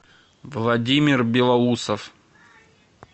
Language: Russian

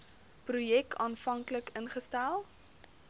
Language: Afrikaans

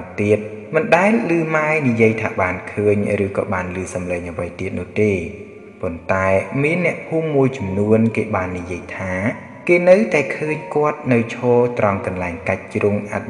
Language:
Thai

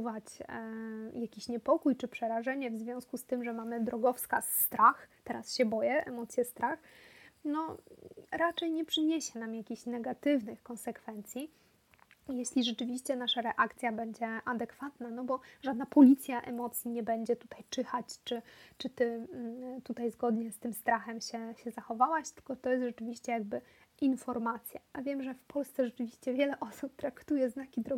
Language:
Polish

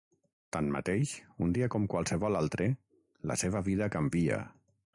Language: Catalan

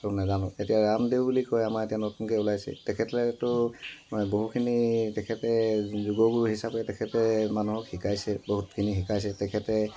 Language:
Assamese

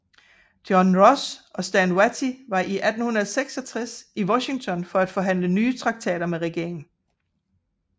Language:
Danish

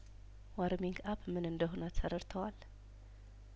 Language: Amharic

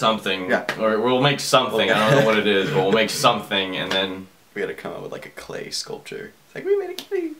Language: English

